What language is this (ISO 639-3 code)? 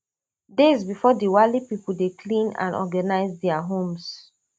pcm